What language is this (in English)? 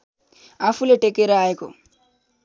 Nepali